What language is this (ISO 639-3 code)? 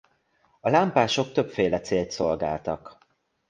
hun